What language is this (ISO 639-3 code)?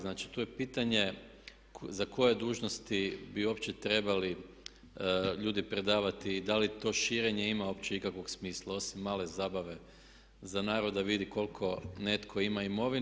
hrv